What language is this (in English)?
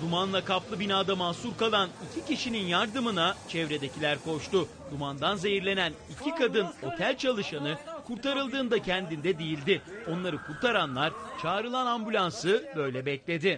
Turkish